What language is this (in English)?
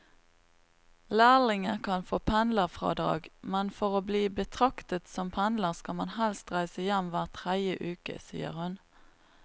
Norwegian